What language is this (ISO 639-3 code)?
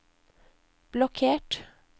nor